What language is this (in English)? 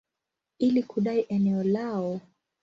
Swahili